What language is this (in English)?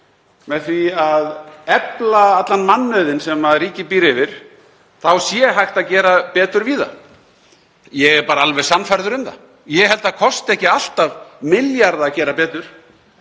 Icelandic